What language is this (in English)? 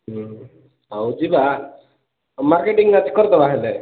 Odia